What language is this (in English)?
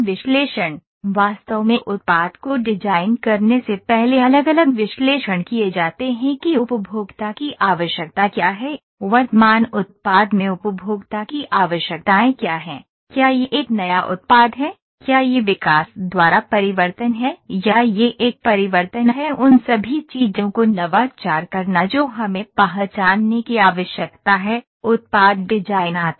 Hindi